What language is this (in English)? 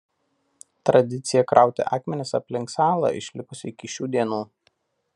Lithuanian